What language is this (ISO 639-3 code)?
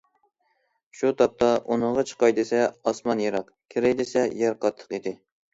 uig